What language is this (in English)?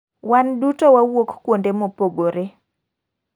Luo (Kenya and Tanzania)